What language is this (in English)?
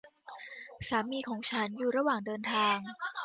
Thai